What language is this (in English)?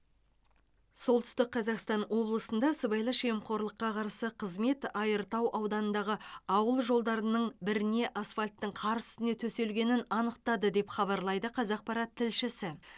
Kazakh